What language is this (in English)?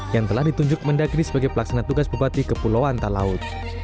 Indonesian